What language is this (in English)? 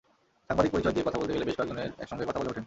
Bangla